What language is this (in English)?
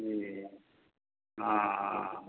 Maithili